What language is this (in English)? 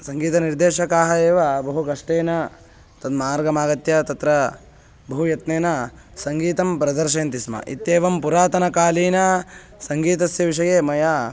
Sanskrit